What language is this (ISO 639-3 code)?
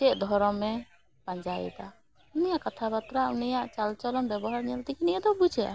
sat